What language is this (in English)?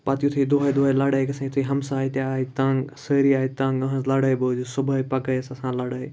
Kashmiri